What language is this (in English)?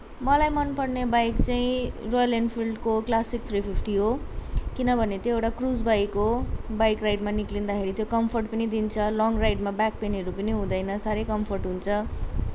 Nepali